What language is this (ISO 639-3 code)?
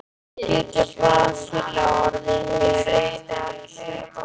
isl